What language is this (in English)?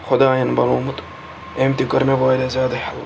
Kashmiri